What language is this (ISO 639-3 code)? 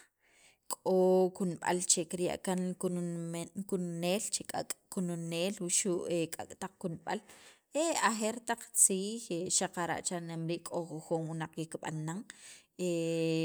quv